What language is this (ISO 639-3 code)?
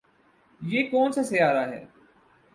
urd